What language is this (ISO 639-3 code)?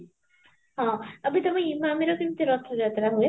ori